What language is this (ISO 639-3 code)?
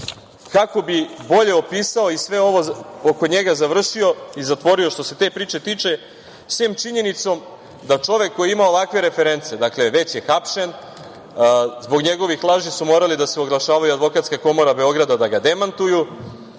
srp